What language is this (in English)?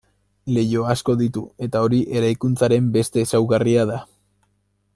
Basque